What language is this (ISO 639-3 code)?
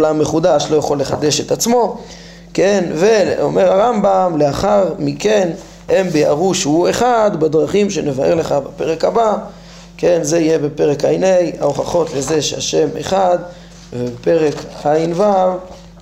heb